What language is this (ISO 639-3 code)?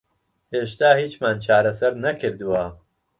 ckb